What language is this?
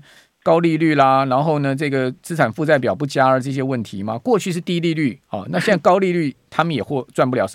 Chinese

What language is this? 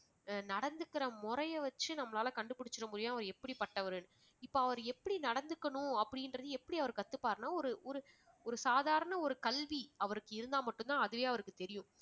Tamil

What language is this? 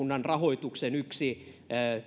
Finnish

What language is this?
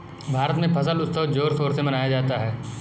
Hindi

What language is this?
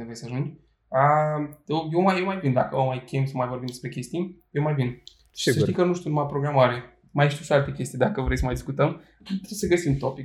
Romanian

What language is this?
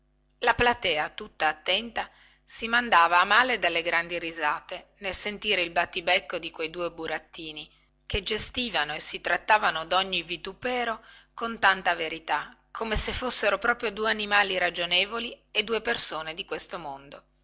Italian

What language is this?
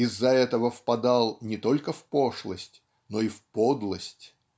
Russian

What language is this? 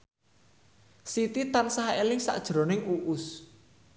Javanese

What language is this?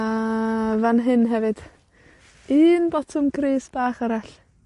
Welsh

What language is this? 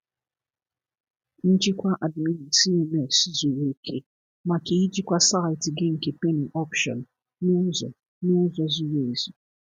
Igbo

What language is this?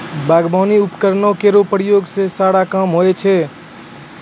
Maithili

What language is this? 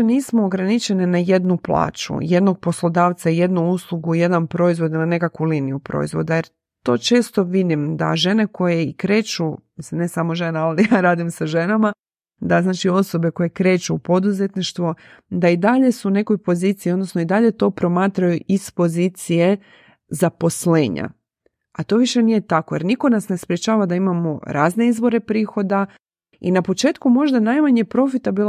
Croatian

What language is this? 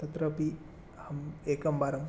Sanskrit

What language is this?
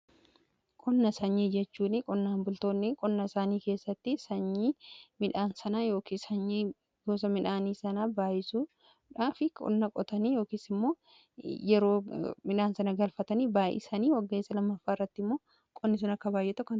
Oromo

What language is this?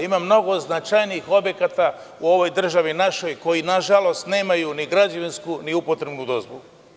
Serbian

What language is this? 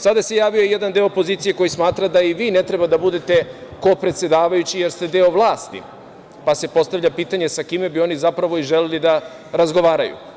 Serbian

